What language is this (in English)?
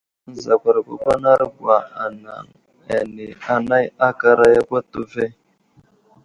Wuzlam